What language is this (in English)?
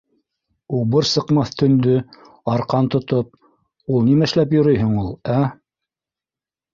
Bashkir